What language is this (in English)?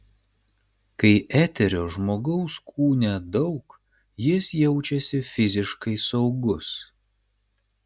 Lithuanian